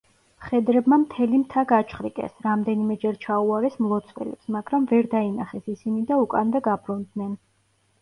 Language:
Georgian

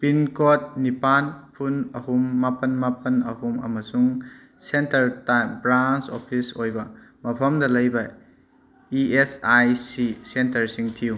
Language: Manipuri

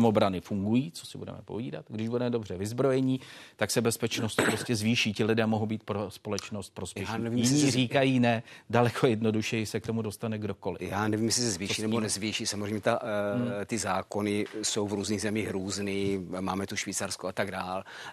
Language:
Czech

